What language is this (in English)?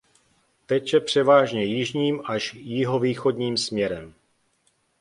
Czech